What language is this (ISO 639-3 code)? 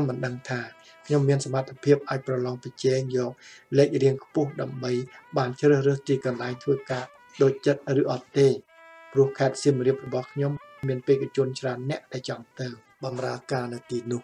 tha